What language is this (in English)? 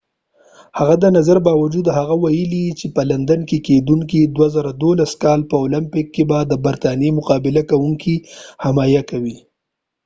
Pashto